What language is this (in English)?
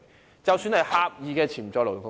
Cantonese